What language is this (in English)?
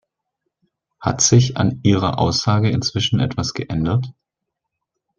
German